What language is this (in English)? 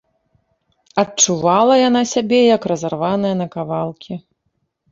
Belarusian